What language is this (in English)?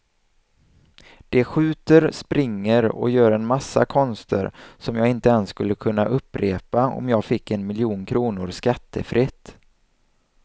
Swedish